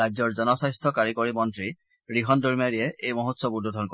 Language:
Assamese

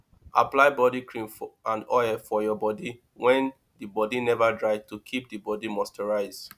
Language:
Nigerian Pidgin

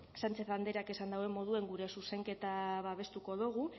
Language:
Basque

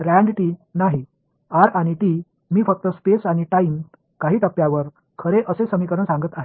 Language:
Marathi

